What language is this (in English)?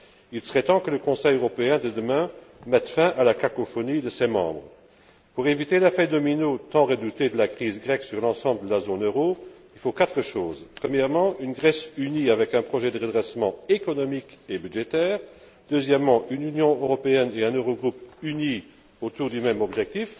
French